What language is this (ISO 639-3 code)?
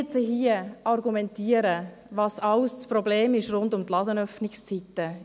gsw